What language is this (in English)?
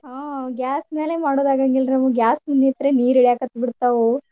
Kannada